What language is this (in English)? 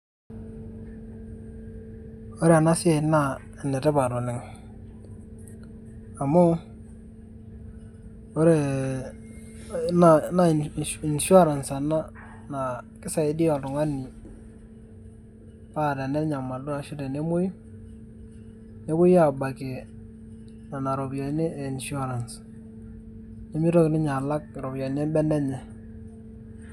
Masai